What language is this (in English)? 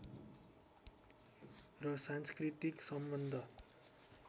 Nepali